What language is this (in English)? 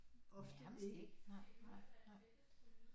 Danish